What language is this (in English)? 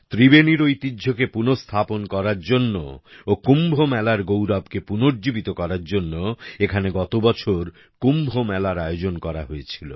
Bangla